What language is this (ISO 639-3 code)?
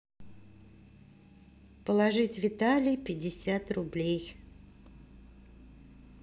rus